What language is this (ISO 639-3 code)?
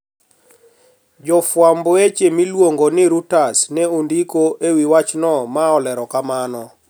luo